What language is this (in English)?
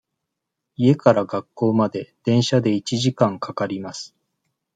Japanese